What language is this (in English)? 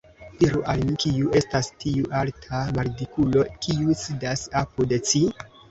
Esperanto